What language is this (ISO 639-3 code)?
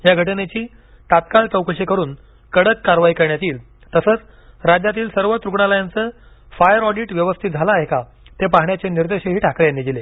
mar